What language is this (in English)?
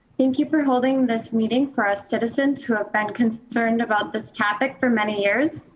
English